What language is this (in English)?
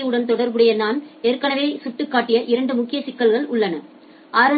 Tamil